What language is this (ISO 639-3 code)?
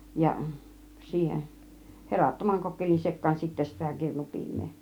fin